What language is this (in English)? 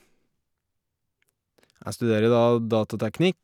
Norwegian